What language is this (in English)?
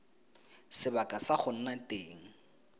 Tswana